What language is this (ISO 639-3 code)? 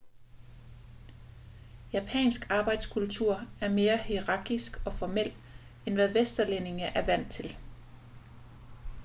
dan